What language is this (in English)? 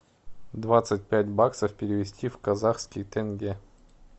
Russian